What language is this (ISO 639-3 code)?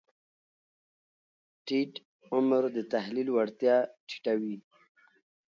pus